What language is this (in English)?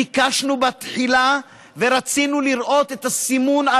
Hebrew